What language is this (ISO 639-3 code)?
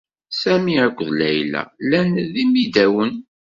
kab